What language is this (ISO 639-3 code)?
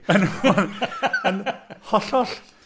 cym